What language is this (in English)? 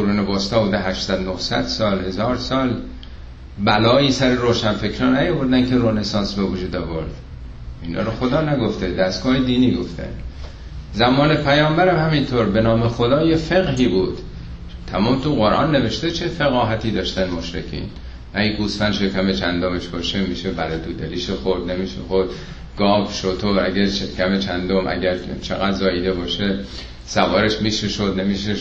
Persian